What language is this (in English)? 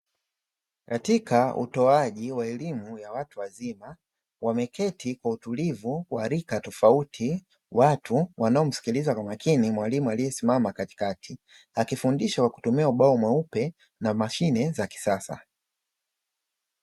Swahili